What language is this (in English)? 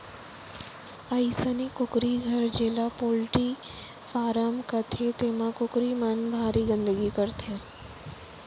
Chhattisgarhi